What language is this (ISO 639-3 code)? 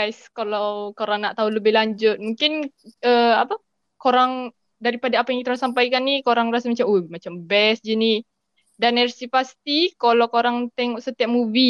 msa